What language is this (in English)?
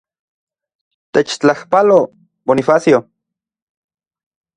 Central Puebla Nahuatl